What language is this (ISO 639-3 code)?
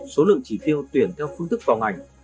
vie